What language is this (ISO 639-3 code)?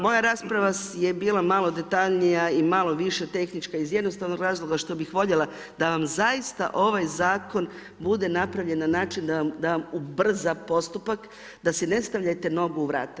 hrv